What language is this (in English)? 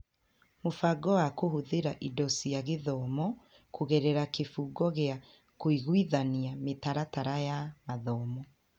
Kikuyu